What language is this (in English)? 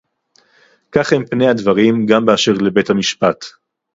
Hebrew